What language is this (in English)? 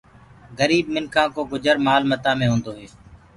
Gurgula